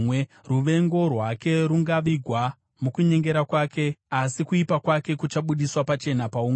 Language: Shona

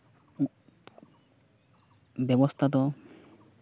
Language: Santali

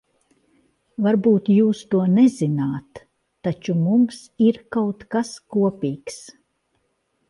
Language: Latvian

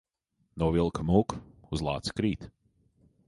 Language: Latvian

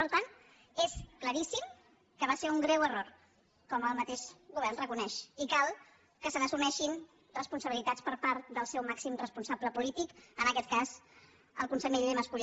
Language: Catalan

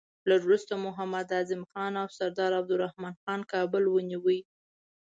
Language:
Pashto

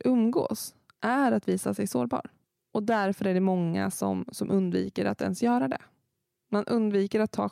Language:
Swedish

